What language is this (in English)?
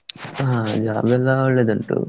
Kannada